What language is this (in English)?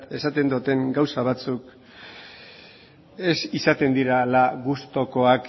Basque